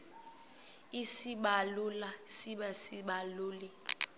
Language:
Xhosa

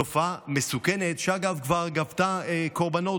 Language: Hebrew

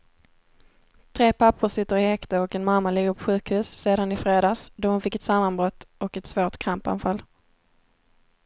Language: Swedish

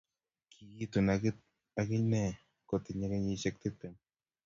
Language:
Kalenjin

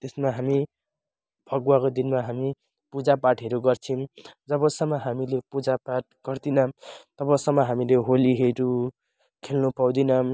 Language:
Nepali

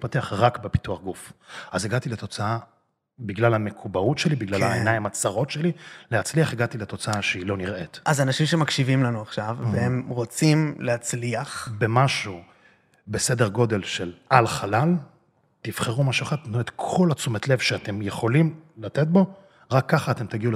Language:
Hebrew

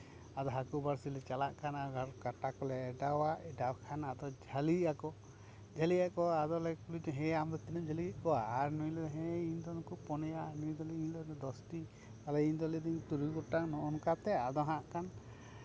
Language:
Santali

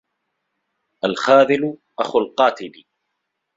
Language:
Arabic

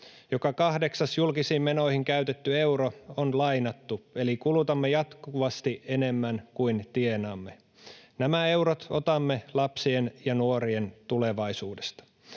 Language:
Finnish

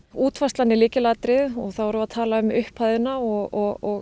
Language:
Icelandic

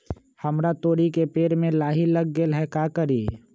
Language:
Magahi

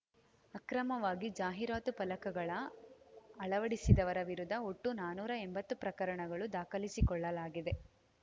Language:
Kannada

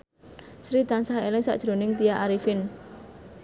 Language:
Javanese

